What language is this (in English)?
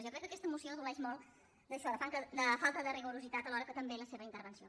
Catalan